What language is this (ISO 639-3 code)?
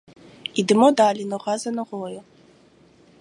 ukr